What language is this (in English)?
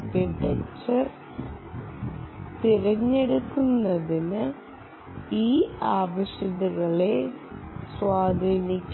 Malayalam